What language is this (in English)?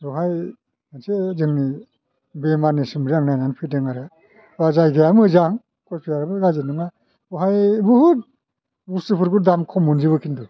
Bodo